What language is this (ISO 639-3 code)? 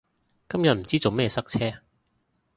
yue